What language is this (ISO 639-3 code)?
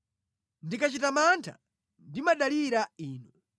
nya